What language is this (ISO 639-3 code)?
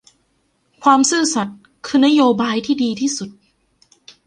tha